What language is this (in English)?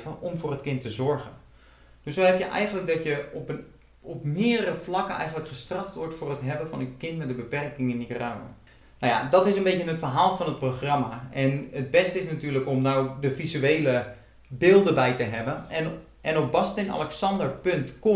Dutch